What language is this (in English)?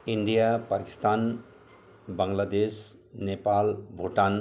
Nepali